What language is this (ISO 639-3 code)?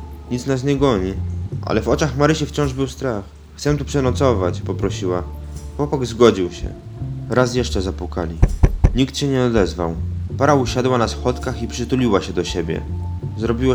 pol